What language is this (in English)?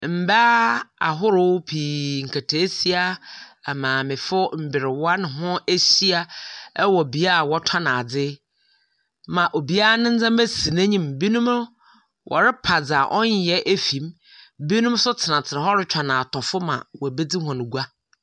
Akan